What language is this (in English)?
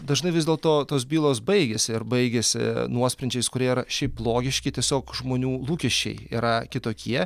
Lithuanian